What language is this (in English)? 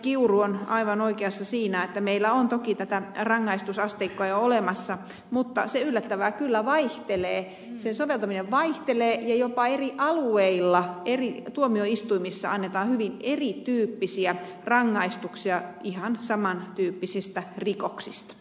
Finnish